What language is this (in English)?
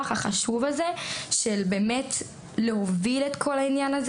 Hebrew